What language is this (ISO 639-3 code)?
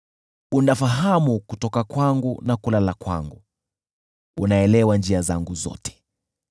swa